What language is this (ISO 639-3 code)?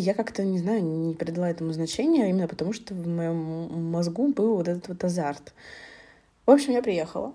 rus